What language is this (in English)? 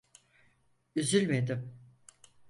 Turkish